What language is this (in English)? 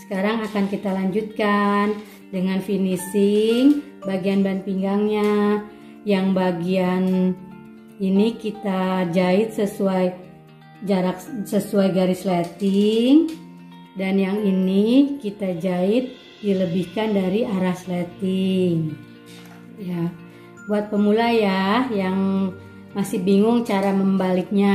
Indonesian